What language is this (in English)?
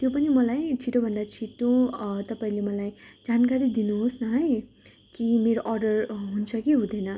Nepali